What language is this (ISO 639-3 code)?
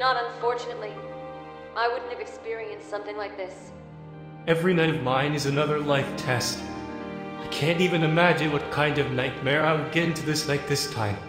bul